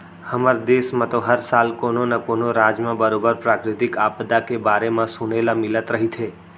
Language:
Chhattisgarhi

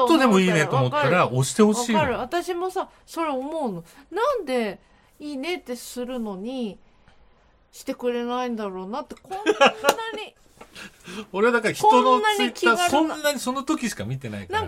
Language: Japanese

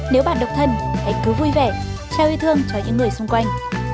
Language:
Vietnamese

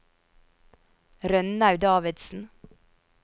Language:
Norwegian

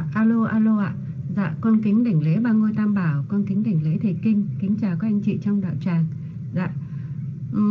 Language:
Vietnamese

